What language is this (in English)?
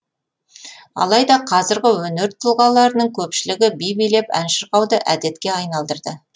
Kazakh